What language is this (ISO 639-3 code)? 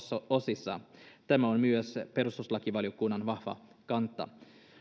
fin